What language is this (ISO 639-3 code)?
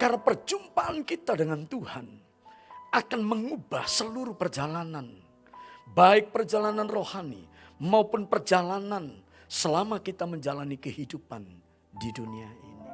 ind